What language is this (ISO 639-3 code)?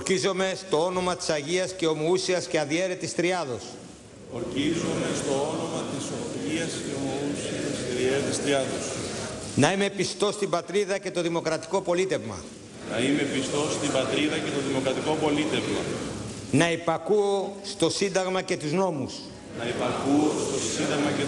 ell